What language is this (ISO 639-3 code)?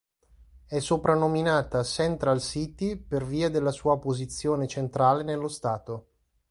ita